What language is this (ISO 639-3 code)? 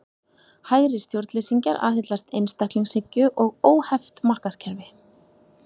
isl